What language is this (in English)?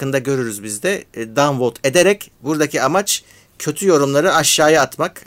Turkish